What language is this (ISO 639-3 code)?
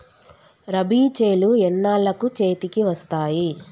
tel